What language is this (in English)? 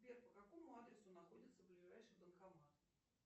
Russian